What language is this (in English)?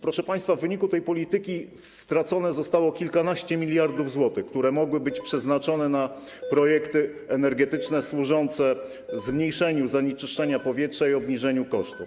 Polish